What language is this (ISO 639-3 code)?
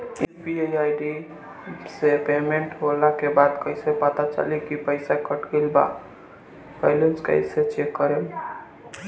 bho